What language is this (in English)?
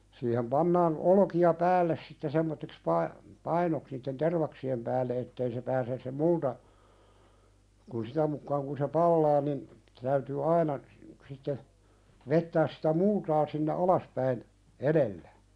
Finnish